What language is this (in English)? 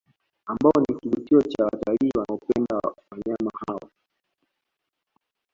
Swahili